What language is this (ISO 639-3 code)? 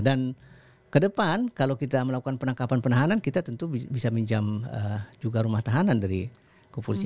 ind